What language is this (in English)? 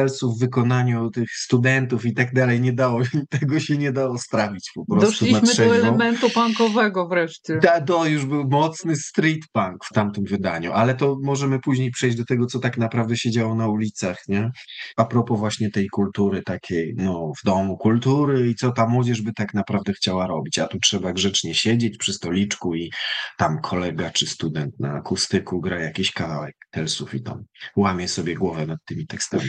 Polish